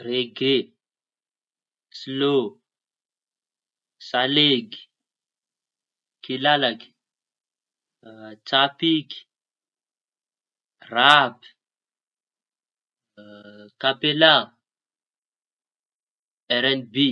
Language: Tanosy Malagasy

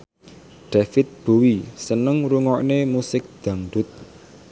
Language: Javanese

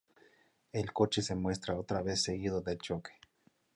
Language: Spanish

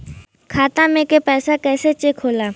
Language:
Bhojpuri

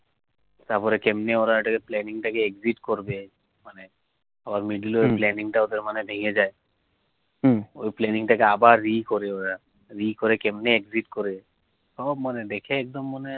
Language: Bangla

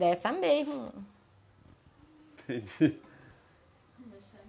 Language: Portuguese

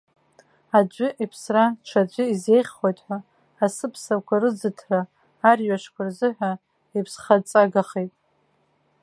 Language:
Abkhazian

